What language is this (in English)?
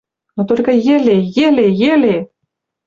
Western Mari